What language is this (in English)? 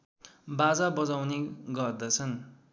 Nepali